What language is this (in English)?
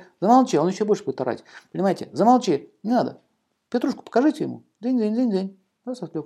Russian